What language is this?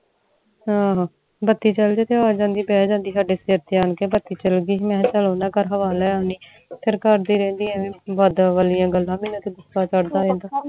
Punjabi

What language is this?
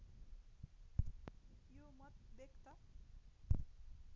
Nepali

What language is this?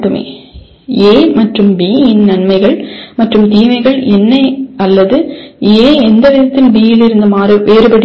Tamil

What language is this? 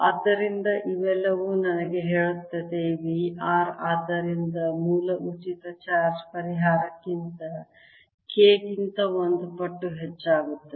Kannada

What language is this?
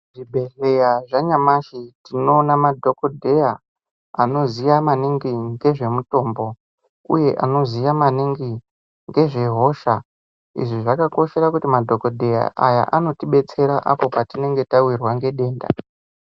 Ndau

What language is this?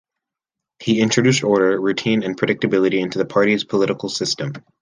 English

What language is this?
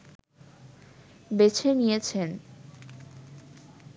Bangla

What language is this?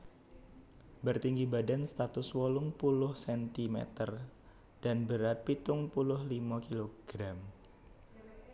Javanese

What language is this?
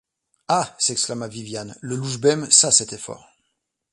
French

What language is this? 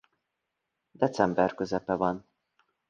Hungarian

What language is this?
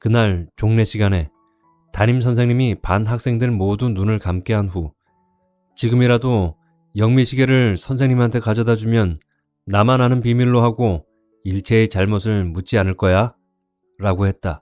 Korean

